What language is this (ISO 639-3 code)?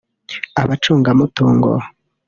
kin